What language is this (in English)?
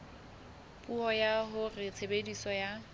Southern Sotho